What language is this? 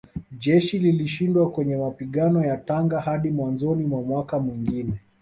Swahili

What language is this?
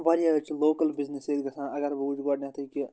Kashmiri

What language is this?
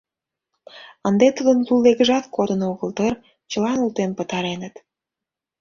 Mari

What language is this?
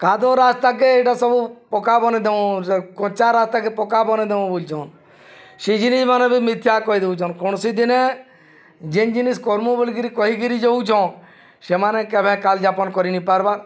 Odia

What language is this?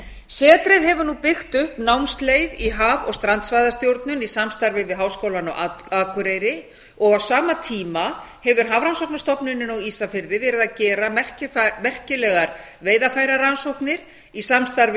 Icelandic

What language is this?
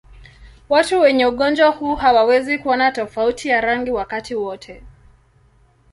Swahili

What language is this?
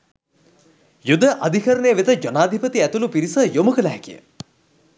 Sinhala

